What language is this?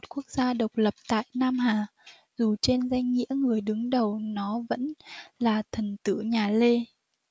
Vietnamese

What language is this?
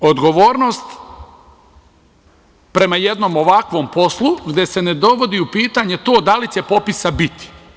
Serbian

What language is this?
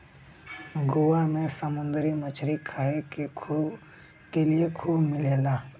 Bhojpuri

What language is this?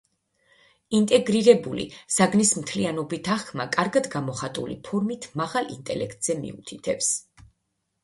Georgian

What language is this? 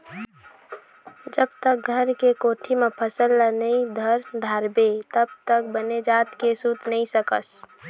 Chhattisgarhi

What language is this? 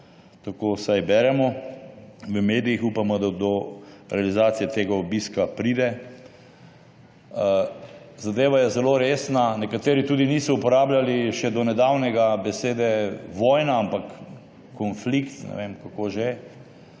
Slovenian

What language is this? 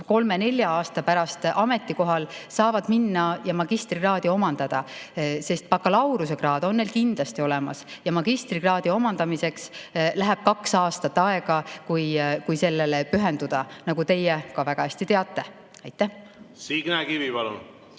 Estonian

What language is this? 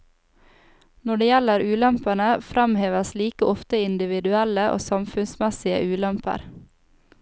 Norwegian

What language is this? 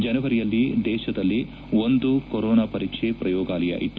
Kannada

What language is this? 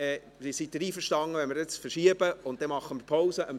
Swiss German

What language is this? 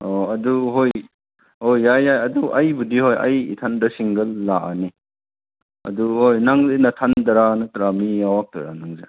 Manipuri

